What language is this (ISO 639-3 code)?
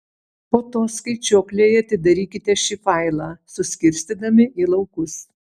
lit